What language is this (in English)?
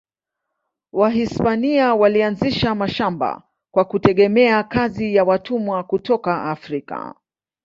Swahili